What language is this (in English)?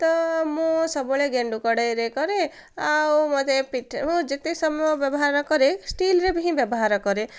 Odia